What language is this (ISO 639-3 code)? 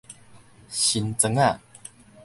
nan